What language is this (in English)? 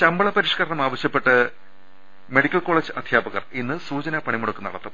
Malayalam